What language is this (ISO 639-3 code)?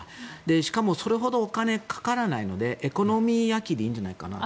jpn